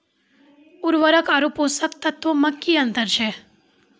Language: Maithili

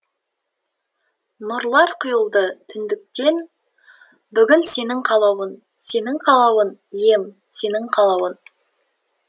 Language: Kazakh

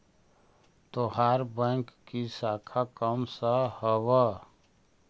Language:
Magahi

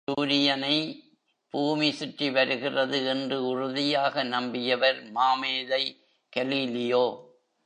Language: Tamil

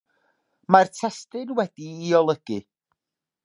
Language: Welsh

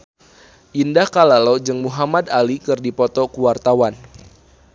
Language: Sundanese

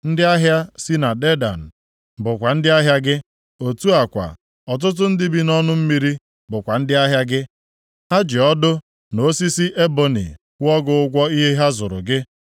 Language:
Igbo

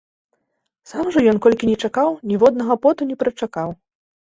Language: Belarusian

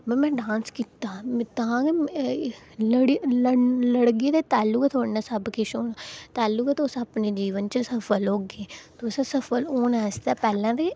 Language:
Dogri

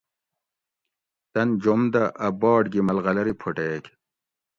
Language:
Gawri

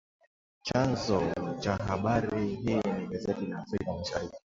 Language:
Swahili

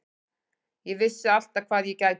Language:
Icelandic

